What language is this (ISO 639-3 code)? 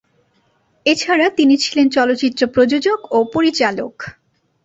ben